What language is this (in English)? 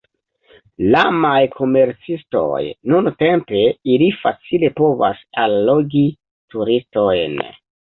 Esperanto